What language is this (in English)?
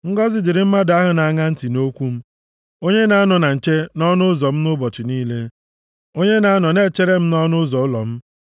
Igbo